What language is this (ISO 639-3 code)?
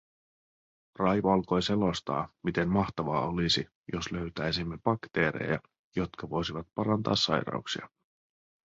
fin